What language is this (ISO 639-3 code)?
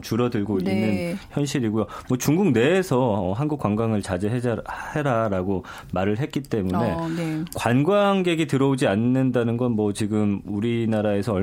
kor